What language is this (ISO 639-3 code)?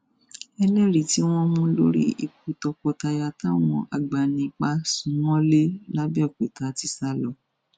yor